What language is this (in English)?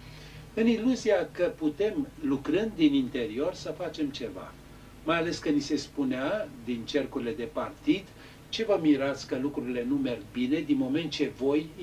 Romanian